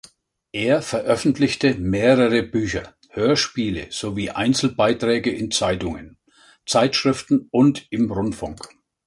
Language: German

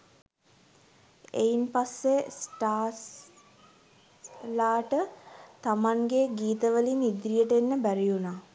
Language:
Sinhala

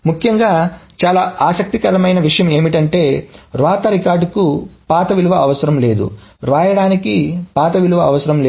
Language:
Telugu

